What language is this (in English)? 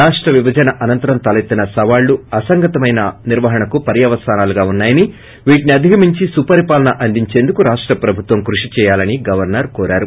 Telugu